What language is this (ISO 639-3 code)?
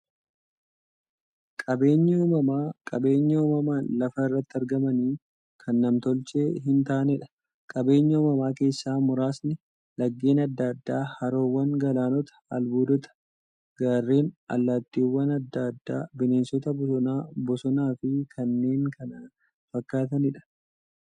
orm